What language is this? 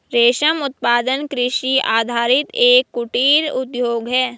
Hindi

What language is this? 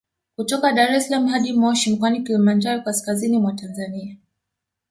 Swahili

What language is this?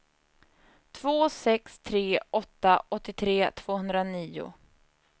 Swedish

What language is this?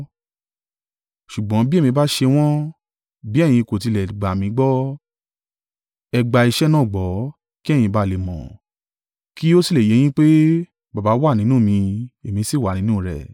Yoruba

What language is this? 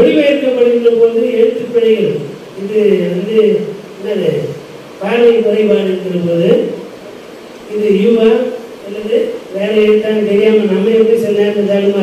Romanian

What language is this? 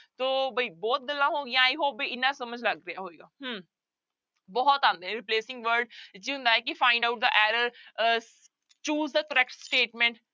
Punjabi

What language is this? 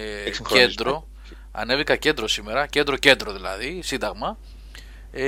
Greek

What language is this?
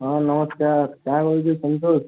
Odia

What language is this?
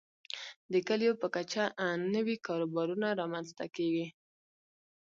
Pashto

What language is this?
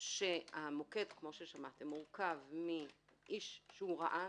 Hebrew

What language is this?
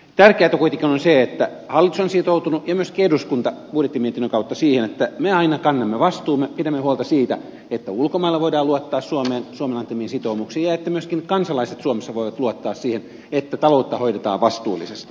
Finnish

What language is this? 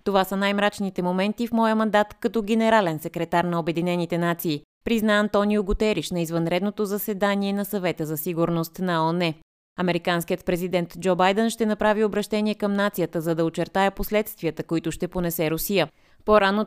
Bulgarian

